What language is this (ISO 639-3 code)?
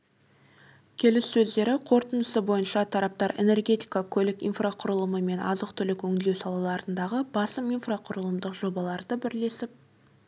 kaz